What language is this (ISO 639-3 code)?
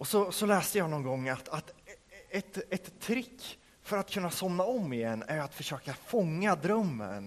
swe